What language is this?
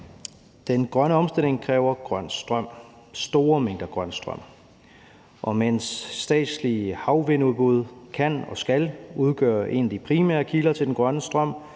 Danish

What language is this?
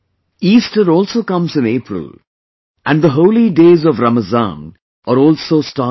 English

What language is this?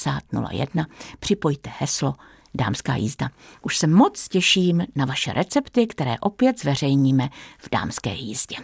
Czech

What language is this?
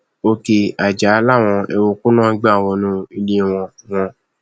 Yoruba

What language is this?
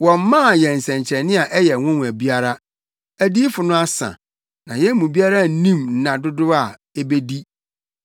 Akan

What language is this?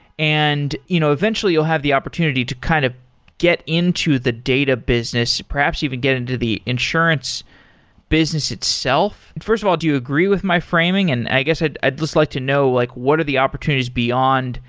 English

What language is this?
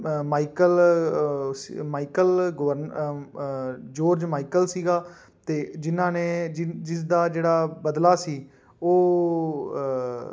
Punjabi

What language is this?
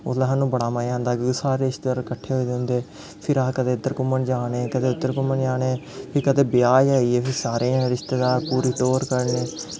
Dogri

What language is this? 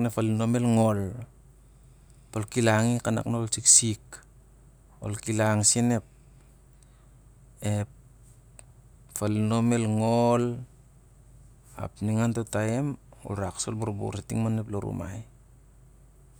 Siar-Lak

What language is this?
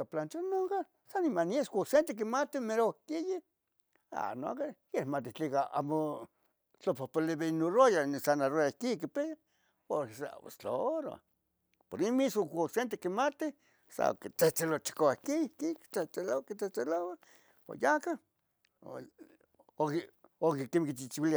Tetelcingo Nahuatl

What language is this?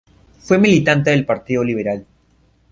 Spanish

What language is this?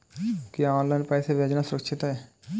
Hindi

